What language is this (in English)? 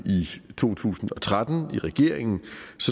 Danish